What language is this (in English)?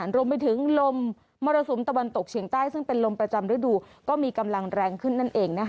Thai